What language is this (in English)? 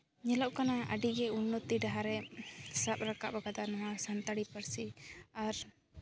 Santali